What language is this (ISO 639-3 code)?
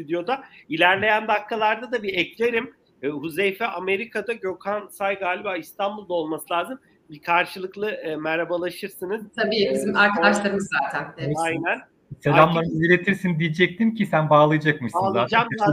tur